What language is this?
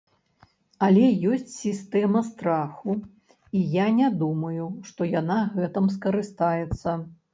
Belarusian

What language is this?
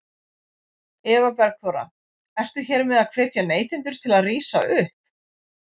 Icelandic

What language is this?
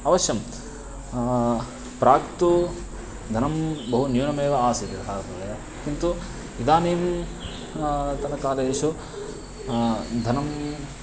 Sanskrit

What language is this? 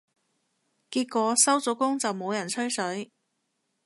Cantonese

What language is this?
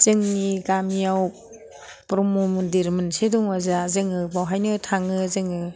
Bodo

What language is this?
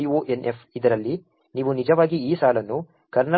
Kannada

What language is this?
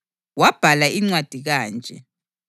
North Ndebele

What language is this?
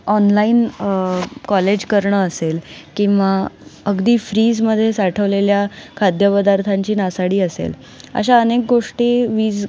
Marathi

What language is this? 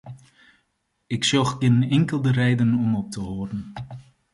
Western Frisian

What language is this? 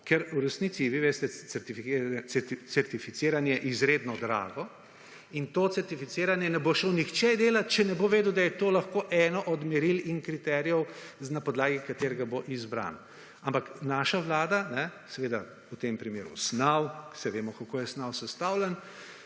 Slovenian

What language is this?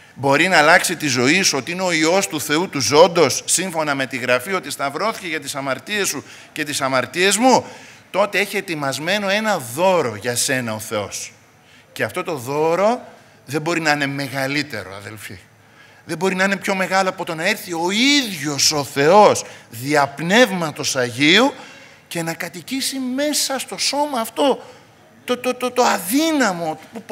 Greek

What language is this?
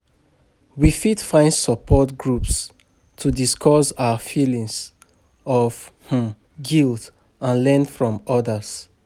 Nigerian Pidgin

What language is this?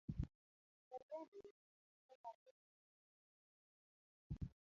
Luo (Kenya and Tanzania)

